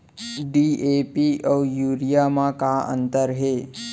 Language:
Chhattisgarhi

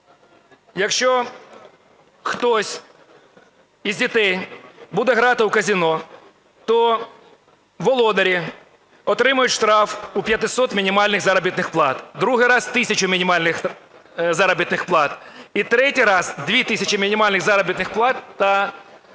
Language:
Ukrainian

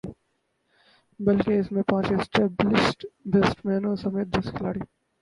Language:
Urdu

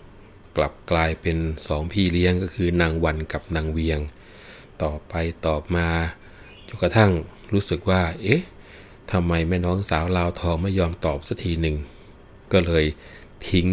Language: Thai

